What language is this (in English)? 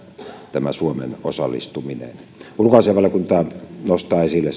Finnish